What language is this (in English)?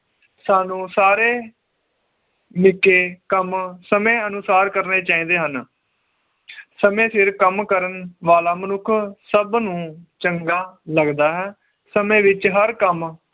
Punjabi